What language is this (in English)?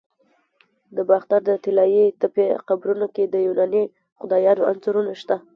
Pashto